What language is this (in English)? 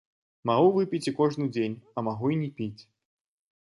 Belarusian